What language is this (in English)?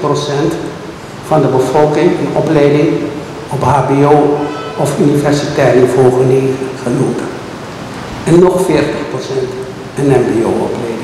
Dutch